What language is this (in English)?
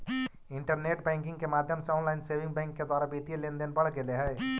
Magahi